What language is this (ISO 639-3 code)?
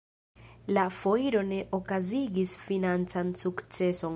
epo